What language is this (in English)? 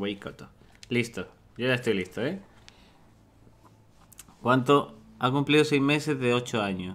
Spanish